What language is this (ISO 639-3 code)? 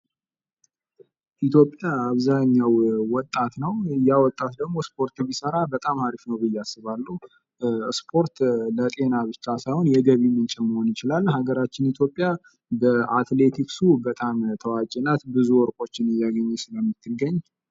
amh